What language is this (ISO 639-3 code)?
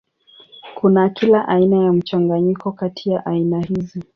swa